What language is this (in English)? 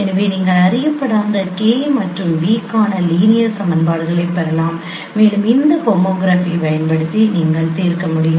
Tamil